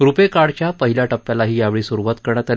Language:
Marathi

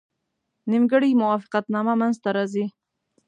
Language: Pashto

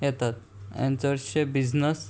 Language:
Konkani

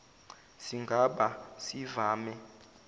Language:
Zulu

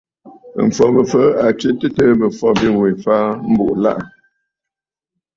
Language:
Bafut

